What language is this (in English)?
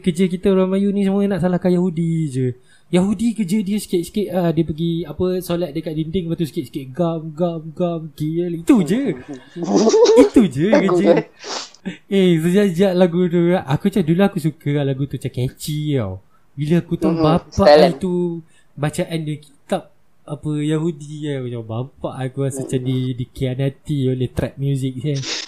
Malay